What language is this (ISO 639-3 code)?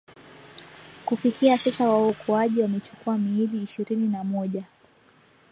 swa